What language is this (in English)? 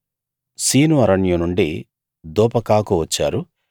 Telugu